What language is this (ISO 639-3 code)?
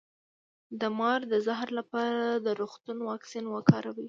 pus